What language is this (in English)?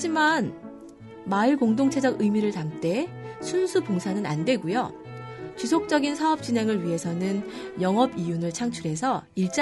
Korean